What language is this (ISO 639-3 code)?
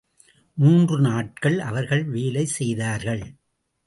tam